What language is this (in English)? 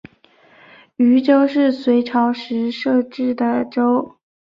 Chinese